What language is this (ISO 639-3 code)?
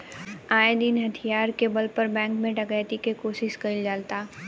bho